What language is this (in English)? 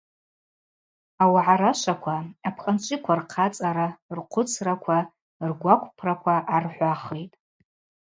Abaza